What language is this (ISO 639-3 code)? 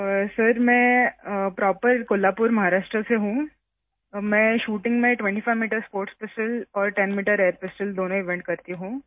urd